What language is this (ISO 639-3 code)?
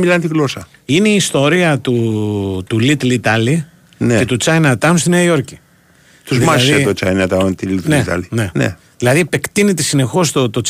ell